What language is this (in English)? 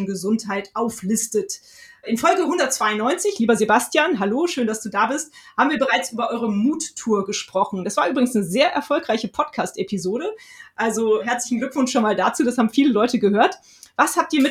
German